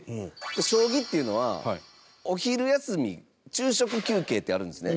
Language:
Japanese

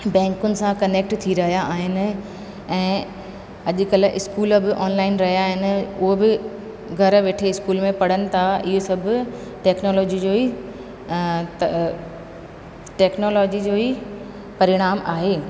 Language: Sindhi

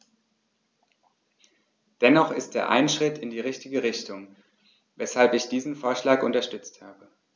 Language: German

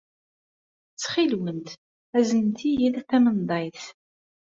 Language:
Kabyle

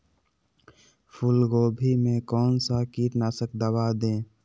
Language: Magahi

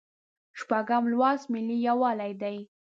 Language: Pashto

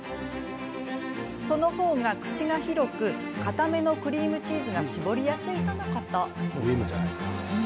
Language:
Japanese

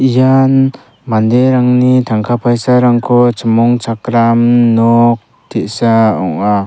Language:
Garo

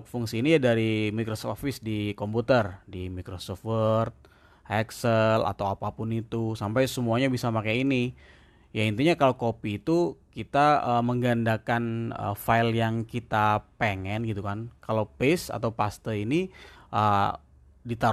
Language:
Indonesian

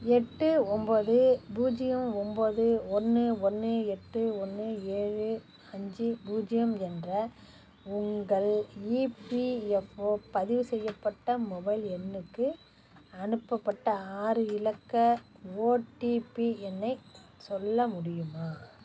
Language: Tamil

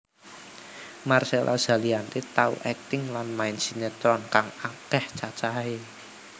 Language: Javanese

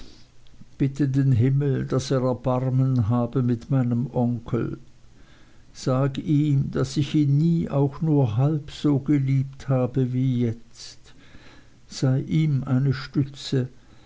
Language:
German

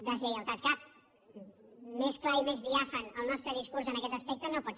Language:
Catalan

